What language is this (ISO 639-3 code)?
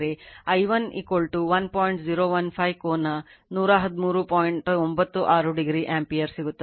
kan